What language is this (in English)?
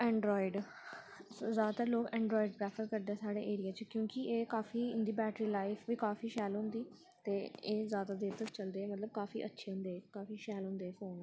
Dogri